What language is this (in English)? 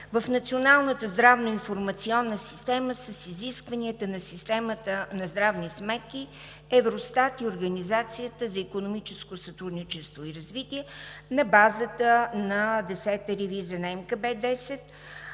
Bulgarian